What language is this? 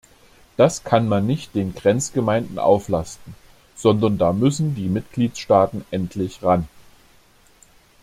German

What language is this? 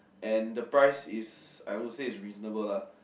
English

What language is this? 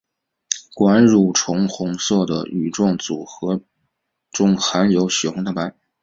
Chinese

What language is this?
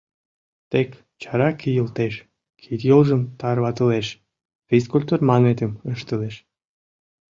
Mari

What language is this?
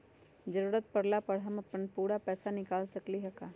Magahi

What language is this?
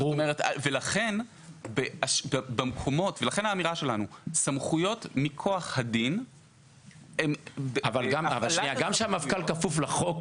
Hebrew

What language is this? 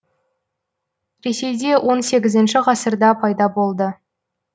Kazakh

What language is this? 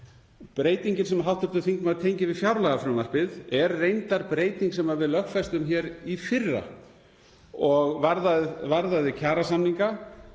Icelandic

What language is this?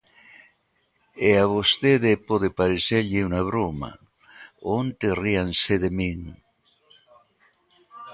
Galician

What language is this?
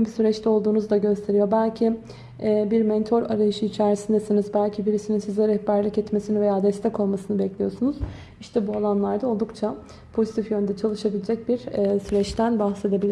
Turkish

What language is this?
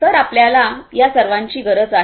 Marathi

